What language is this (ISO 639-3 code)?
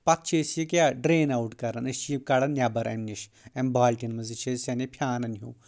kas